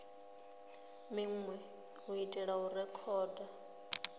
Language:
Venda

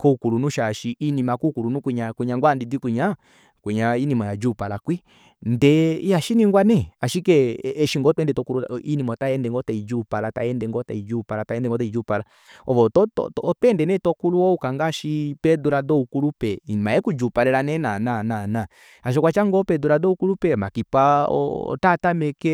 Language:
Kuanyama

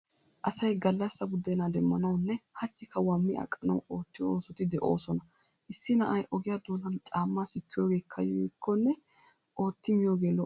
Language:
Wolaytta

